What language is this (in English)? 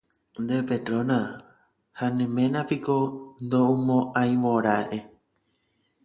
Guarani